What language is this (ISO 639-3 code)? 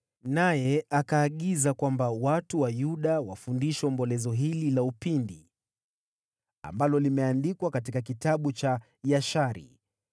swa